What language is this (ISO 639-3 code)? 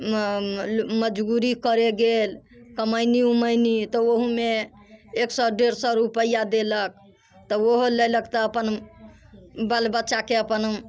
mai